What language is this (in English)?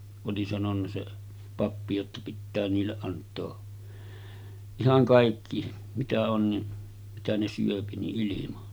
Finnish